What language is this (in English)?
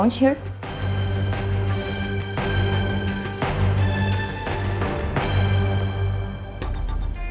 Indonesian